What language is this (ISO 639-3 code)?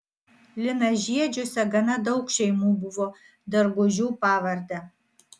lit